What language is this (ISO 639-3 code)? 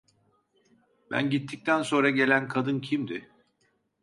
tur